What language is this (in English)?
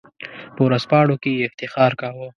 Pashto